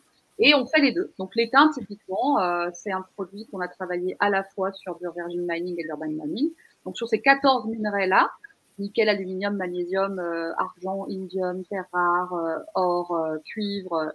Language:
French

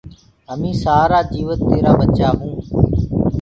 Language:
Gurgula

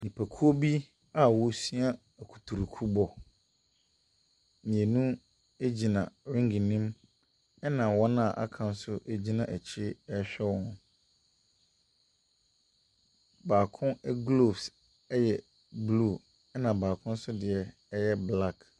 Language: Akan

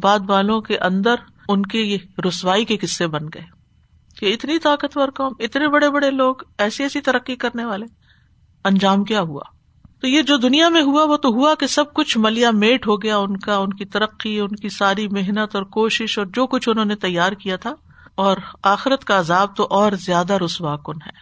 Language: Urdu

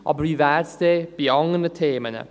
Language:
Swiss German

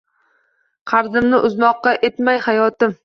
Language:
Uzbek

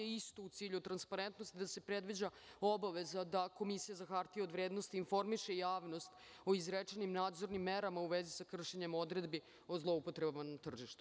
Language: Serbian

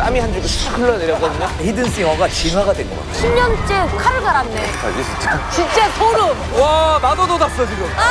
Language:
Korean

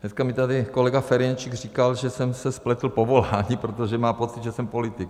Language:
Czech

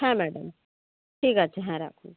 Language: Bangla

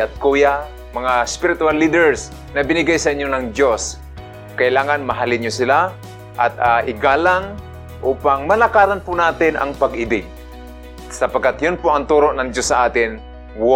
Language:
Filipino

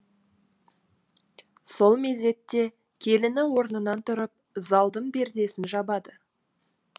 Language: Kazakh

